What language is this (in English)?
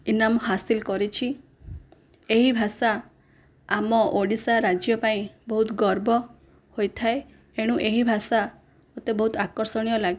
Odia